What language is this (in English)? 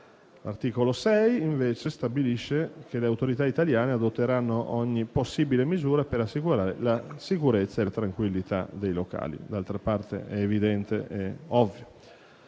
Italian